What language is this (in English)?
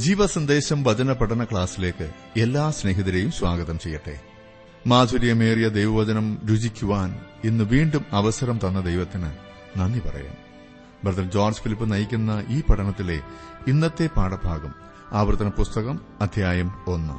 Malayalam